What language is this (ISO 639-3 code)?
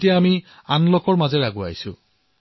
asm